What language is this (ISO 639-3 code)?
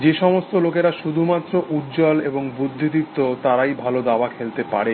ben